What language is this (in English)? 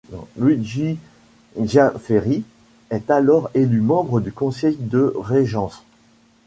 French